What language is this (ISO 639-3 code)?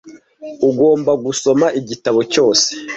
kin